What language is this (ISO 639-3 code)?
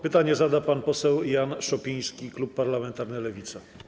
pol